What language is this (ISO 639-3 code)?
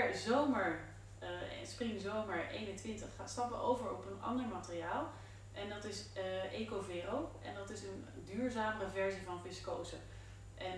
nld